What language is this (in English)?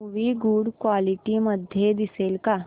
Marathi